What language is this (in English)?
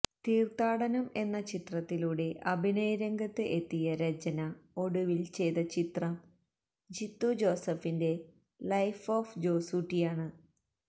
Malayalam